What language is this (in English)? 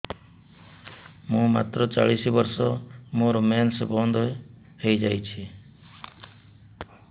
Odia